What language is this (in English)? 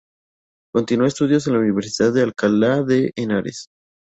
Spanish